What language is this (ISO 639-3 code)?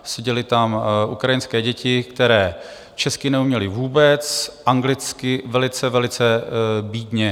ces